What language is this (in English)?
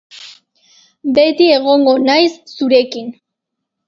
Basque